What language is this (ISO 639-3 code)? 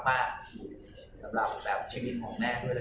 tha